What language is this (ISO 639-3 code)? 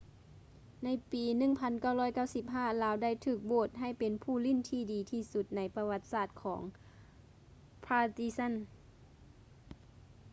lao